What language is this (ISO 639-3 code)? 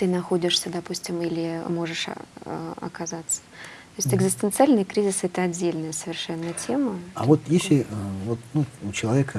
rus